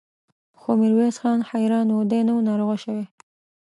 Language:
Pashto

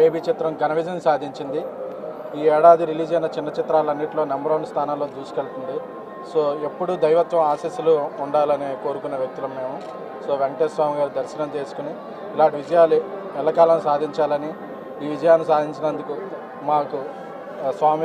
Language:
Telugu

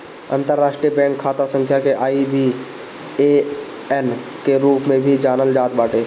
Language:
Bhojpuri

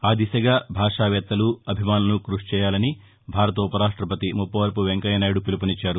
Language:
Telugu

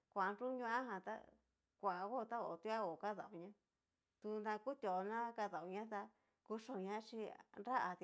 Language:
Cacaloxtepec Mixtec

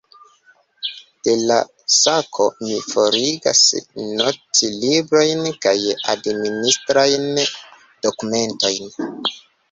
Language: Esperanto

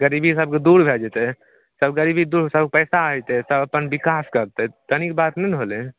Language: Maithili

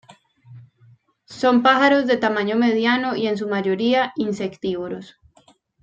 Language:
Spanish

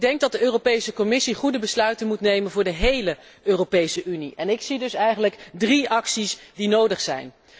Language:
Dutch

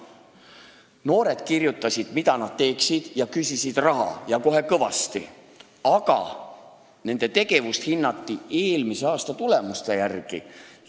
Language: Estonian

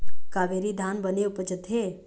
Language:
Chhattisgarhi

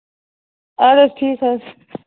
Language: Kashmiri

